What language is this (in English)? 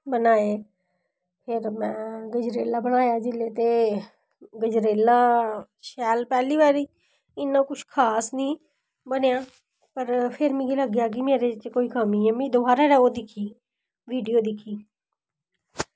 Dogri